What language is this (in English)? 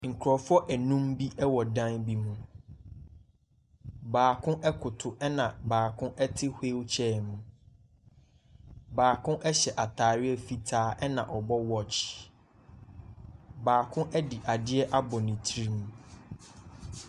Akan